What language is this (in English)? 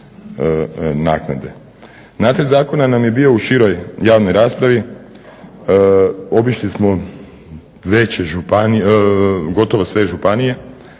Croatian